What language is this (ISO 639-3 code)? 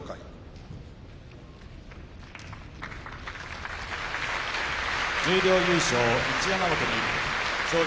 jpn